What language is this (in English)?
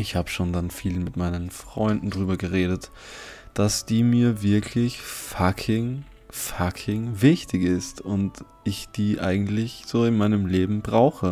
German